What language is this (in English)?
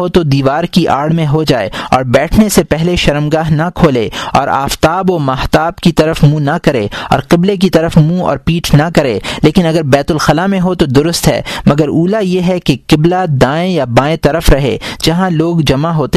Urdu